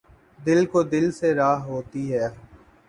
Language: Urdu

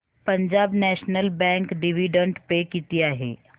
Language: Marathi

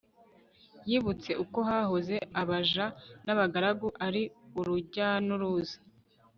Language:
Kinyarwanda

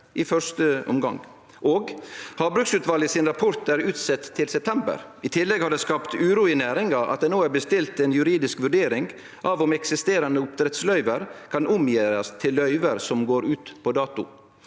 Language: Norwegian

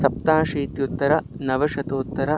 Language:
Sanskrit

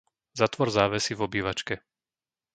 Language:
Slovak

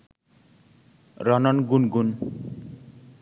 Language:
Bangla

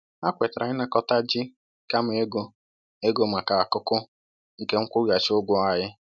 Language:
Igbo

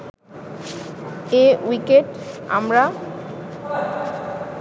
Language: Bangla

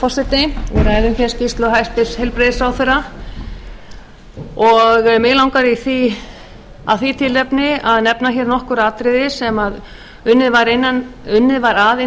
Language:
Icelandic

